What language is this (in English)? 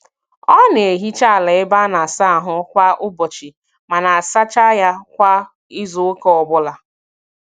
Igbo